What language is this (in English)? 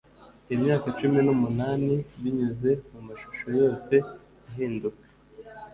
Kinyarwanda